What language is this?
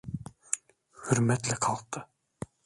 Turkish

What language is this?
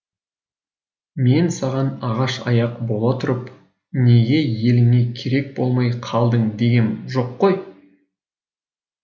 Kazakh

